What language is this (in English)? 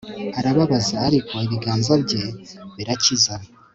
Kinyarwanda